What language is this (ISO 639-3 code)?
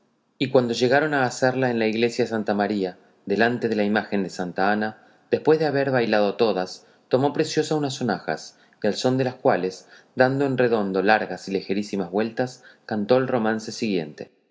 spa